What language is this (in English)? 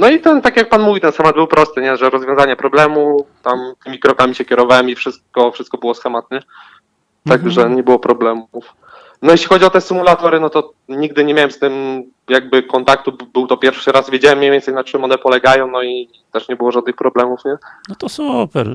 Polish